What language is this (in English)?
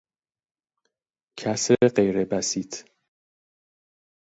Persian